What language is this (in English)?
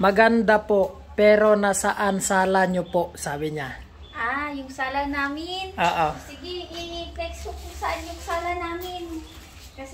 Filipino